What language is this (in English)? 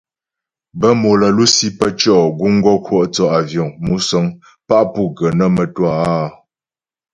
Ghomala